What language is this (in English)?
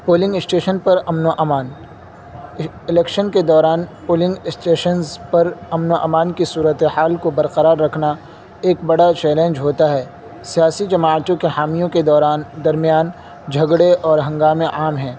Urdu